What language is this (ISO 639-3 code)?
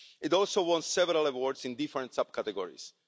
eng